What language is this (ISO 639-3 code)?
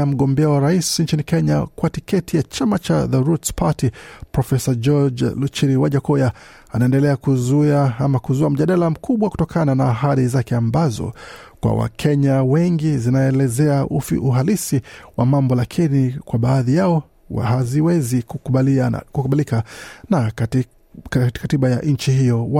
swa